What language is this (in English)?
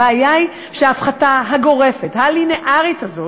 Hebrew